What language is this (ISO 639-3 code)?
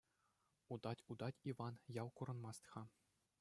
chv